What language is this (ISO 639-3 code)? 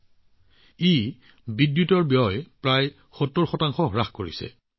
asm